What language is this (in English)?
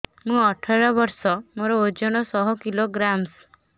Odia